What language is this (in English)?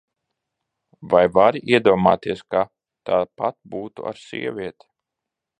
Latvian